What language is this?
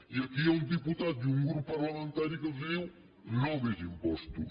Catalan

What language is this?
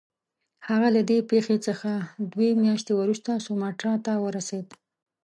Pashto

